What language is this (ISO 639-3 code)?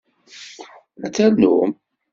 kab